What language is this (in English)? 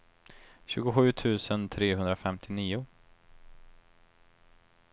Swedish